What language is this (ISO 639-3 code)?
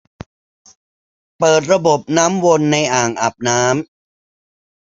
tha